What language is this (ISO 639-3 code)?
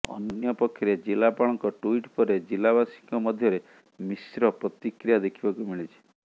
ori